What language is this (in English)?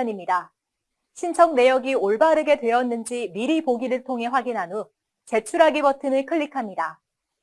Korean